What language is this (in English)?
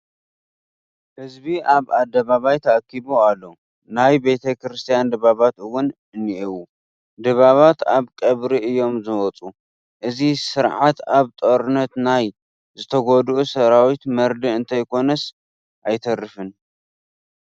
Tigrinya